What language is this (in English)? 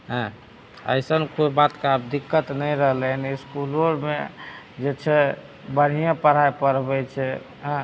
Maithili